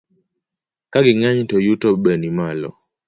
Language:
Luo (Kenya and Tanzania)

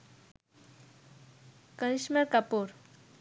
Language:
Bangla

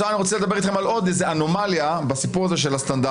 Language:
Hebrew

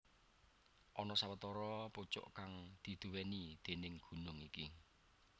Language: Javanese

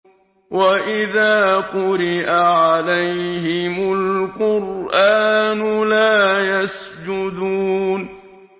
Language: Arabic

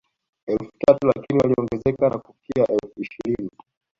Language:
Swahili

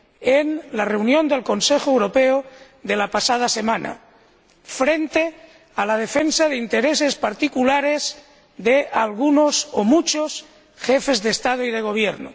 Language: Spanish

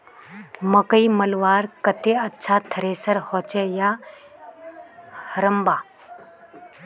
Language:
Magahi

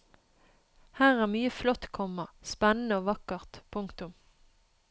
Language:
Norwegian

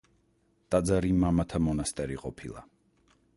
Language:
Georgian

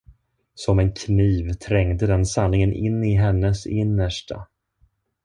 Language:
Swedish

